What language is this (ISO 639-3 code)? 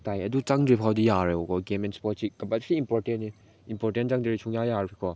mni